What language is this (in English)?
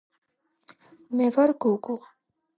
Georgian